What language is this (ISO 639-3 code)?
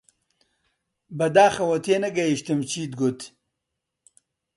ckb